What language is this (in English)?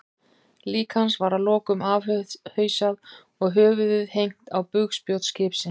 Icelandic